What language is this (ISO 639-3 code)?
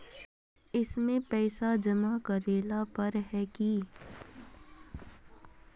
mag